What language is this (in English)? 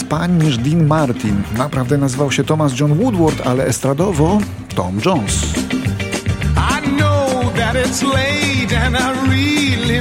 Polish